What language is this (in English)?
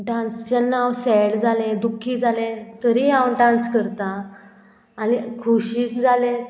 Konkani